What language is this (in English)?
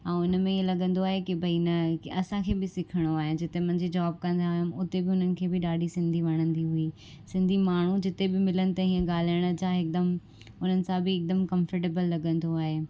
Sindhi